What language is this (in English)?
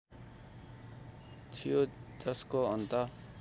Nepali